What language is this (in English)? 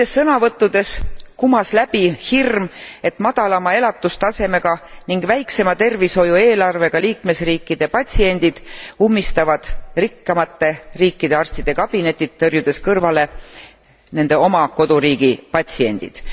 Estonian